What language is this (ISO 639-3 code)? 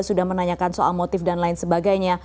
ind